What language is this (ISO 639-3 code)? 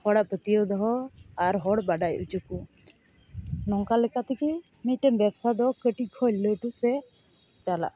sat